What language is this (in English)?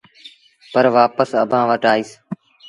Sindhi Bhil